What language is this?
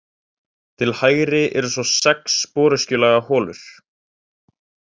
Icelandic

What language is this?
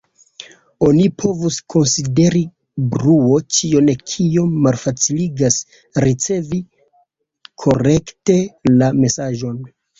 Esperanto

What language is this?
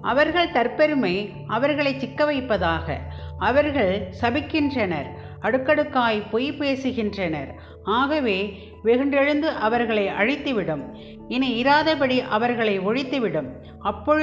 Tamil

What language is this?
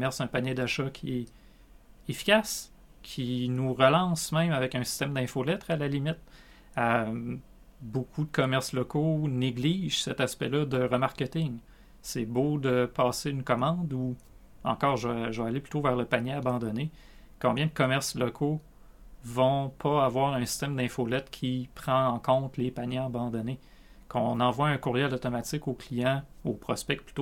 French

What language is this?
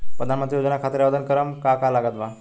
Bhojpuri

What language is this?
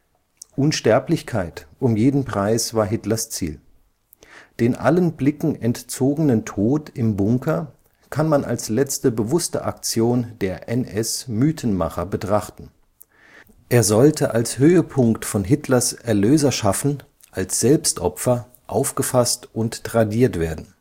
German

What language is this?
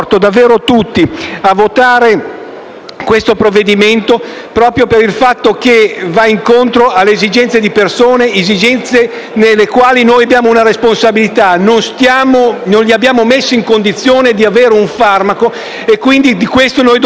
Italian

